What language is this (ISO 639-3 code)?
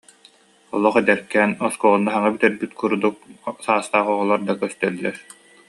sah